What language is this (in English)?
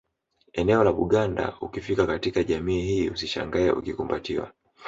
Swahili